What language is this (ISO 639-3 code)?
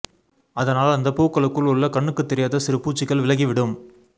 tam